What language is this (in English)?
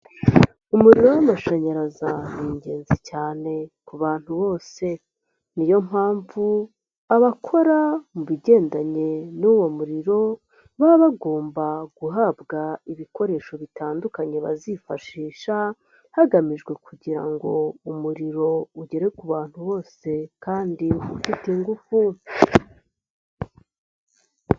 Kinyarwanda